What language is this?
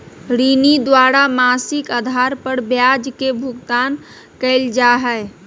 Magahi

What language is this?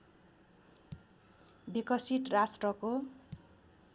Nepali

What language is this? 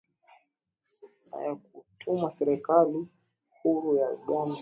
Swahili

